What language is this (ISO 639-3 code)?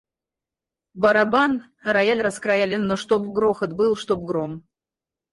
rus